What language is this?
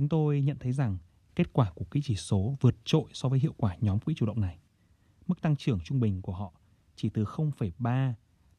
Vietnamese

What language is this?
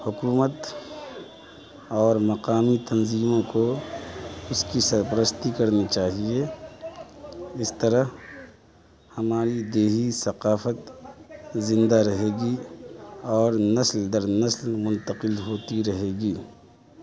Urdu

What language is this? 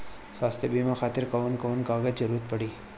Bhojpuri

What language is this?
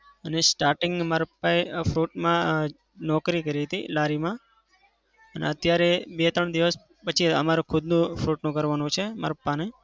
Gujarati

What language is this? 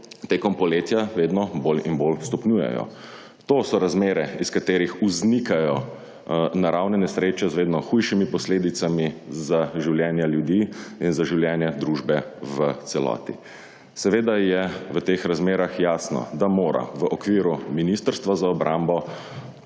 Slovenian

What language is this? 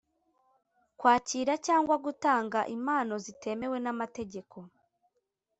Kinyarwanda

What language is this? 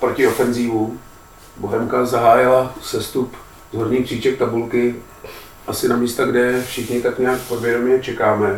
Czech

